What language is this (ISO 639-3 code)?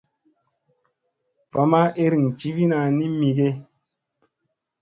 mse